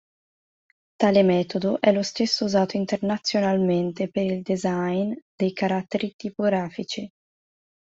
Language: Italian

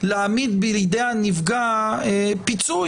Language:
Hebrew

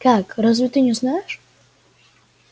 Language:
Russian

